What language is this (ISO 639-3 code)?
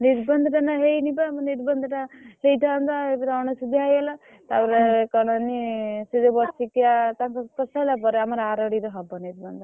ori